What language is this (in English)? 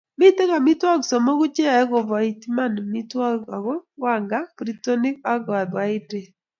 Kalenjin